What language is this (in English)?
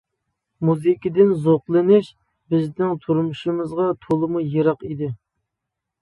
Uyghur